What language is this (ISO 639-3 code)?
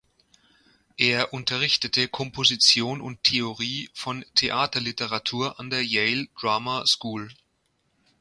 deu